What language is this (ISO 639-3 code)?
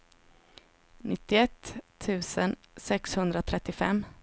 swe